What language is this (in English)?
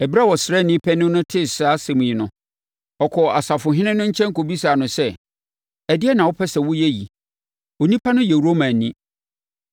Akan